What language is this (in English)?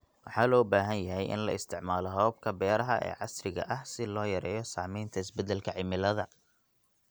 Somali